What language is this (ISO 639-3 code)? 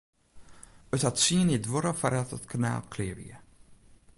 fry